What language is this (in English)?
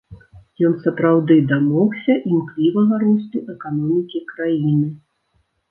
Belarusian